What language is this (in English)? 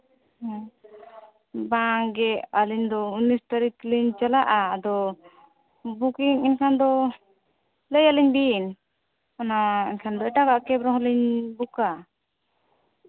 Santali